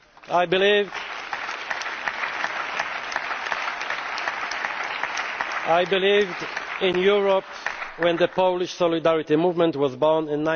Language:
English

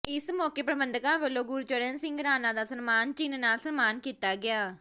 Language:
Punjabi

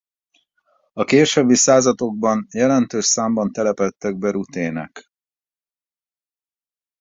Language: Hungarian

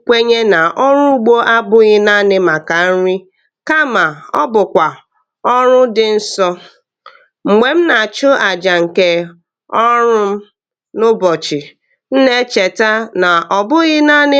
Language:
Igbo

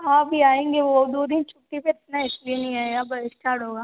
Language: Hindi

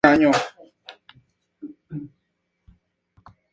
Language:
Spanish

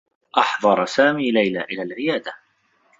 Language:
Arabic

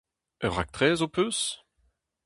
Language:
Breton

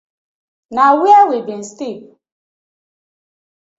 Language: Nigerian Pidgin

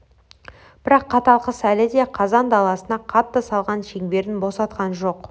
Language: Kazakh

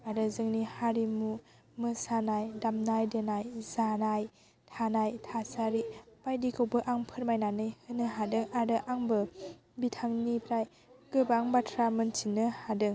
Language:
Bodo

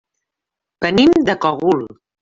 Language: Catalan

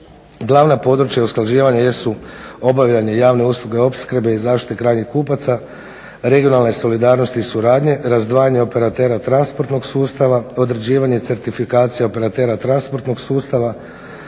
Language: Croatian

